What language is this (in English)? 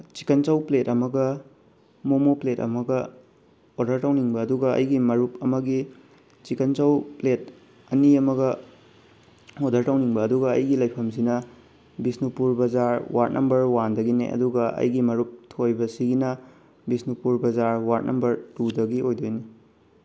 Manipuri